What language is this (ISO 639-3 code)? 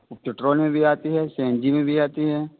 urd